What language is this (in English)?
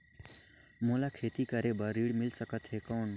Chhattisgarhi